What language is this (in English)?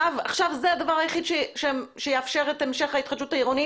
Hebrew